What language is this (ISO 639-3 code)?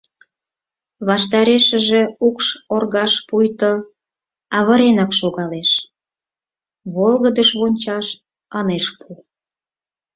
chm